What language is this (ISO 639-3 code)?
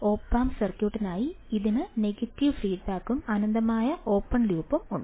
mal